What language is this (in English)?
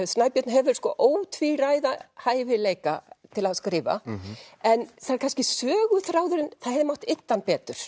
Icelandic